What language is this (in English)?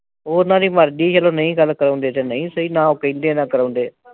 Punjabi